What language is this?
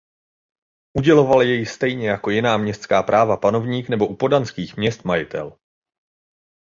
Czech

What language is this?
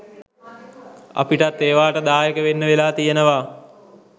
Sinhala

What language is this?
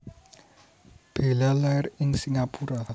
Javanese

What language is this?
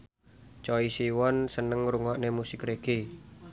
Javanese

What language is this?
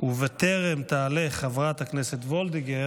Hebrew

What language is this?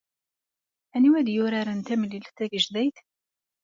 Kabyle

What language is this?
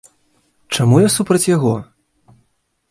Belarusian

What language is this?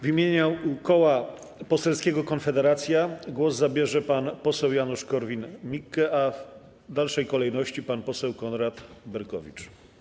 Polish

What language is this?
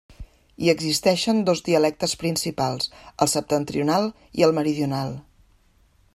Catalan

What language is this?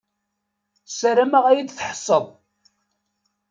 Kabyle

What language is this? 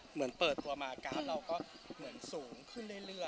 Thai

